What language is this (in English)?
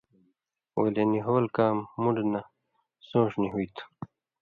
Indus Kohistani